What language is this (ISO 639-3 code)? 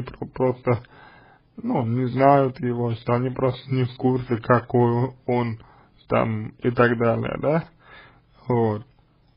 rus